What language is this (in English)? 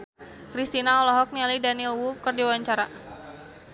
Sundanese